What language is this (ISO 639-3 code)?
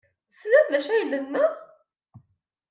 kab